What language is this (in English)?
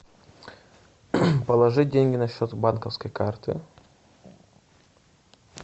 Russian